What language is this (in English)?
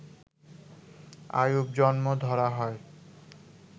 Bangla